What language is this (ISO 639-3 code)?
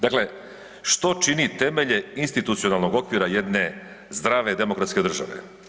hrv